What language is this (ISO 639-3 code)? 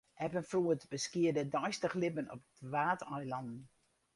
fry